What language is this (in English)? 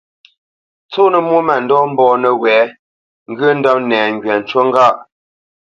Bamenyam